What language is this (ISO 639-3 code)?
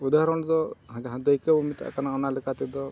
sat